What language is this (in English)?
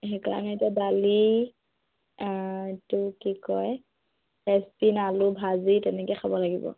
Assamese